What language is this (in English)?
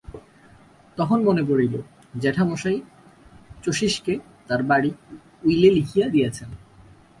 Bangla